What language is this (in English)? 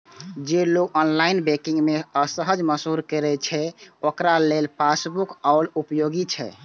Maithili